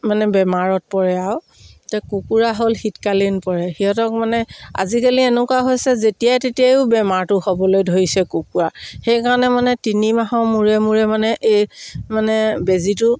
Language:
Assamese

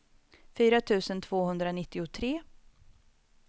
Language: Swedish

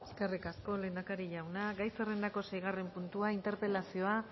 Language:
Basque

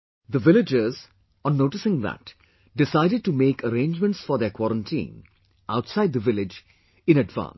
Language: English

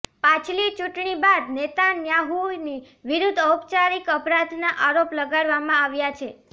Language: Gujarati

